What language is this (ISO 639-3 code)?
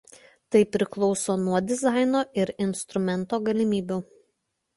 lit